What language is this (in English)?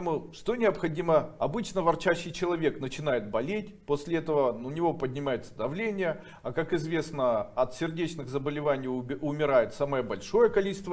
Russian